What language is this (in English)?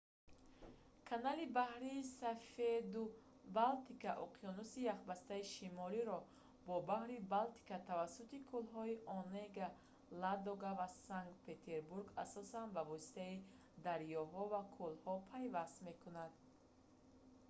Tajik